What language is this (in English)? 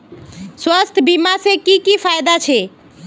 Magahi